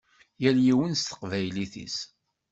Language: Kabyle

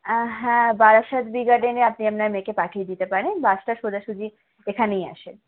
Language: Bangla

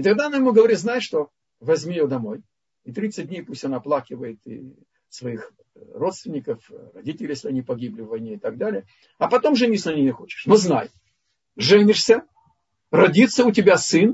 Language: Russian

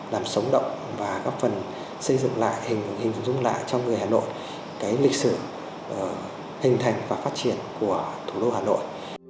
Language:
Vietnamese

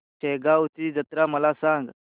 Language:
Marathi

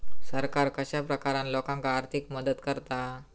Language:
Marathi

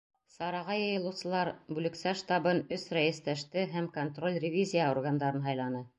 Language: Bashkir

